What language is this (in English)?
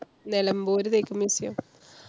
Malayalam